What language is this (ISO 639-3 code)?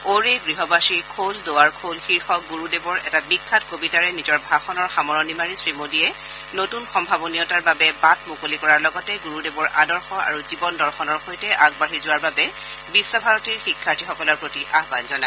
asm